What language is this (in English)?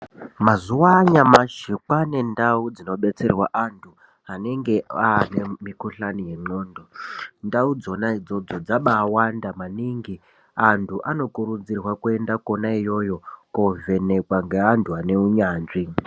Ndau